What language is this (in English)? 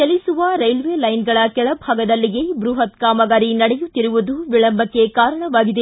Kannada